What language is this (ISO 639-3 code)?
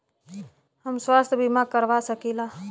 bho